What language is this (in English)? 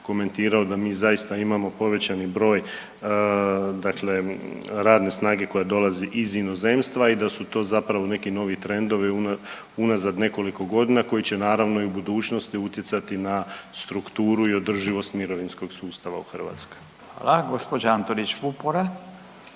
Croatian